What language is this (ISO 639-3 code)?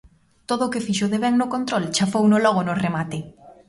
glg